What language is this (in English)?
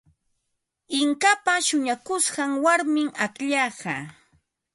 Ambo-Pasco Quechua